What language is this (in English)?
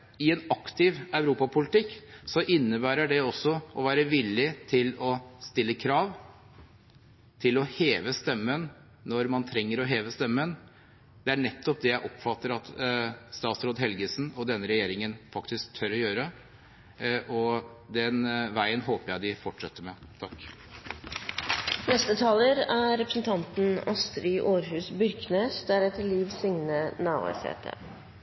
Norwegian